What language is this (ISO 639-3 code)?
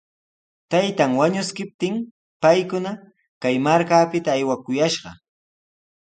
qws